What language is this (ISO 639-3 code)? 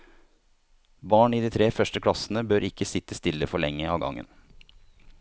nor